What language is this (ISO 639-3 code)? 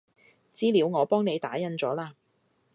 yue